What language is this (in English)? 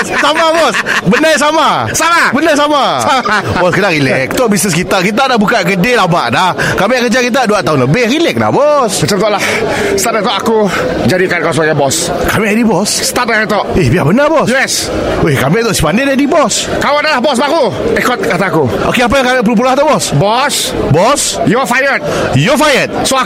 Malay